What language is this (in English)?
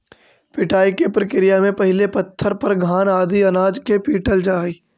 Magahi